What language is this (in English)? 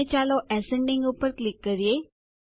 Gujarati